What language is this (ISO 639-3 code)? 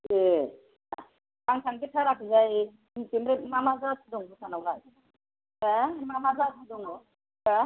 brx